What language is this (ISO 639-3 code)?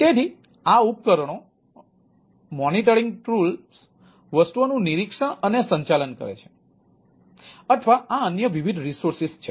guj